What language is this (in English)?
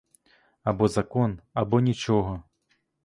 Ukrainian